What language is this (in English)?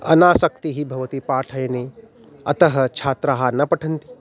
Sanskrit